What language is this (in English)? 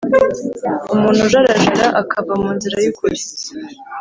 Kinyarwanda